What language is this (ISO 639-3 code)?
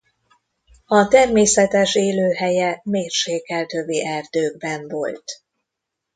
hun